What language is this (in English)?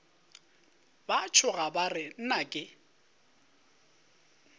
Northern Sotho